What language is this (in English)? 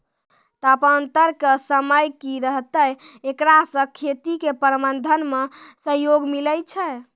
Maithili